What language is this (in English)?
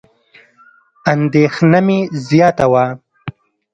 Pashto